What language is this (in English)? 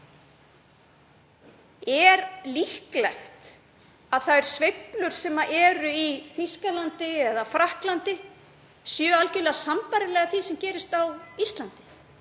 Icelandic